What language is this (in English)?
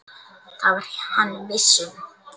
Icelandic